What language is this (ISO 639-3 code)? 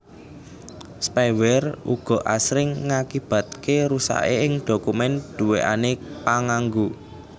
jav